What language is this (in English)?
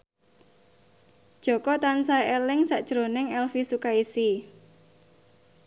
Javanese